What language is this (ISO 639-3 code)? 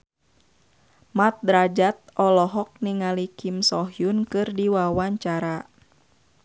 sun